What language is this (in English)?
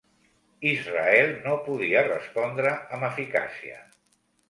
Catalan